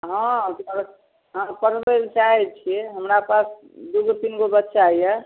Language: Maithili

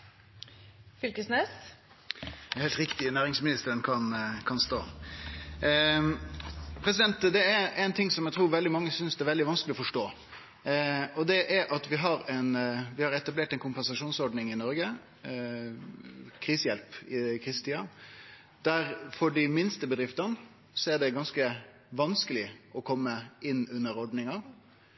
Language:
Norwegian Nynorsk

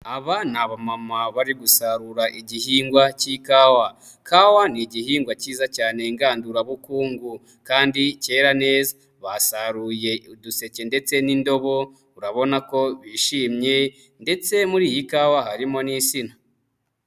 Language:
Kinyarwanda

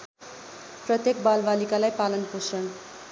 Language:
Nepali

